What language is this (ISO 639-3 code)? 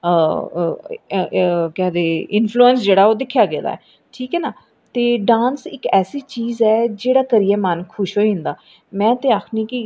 doi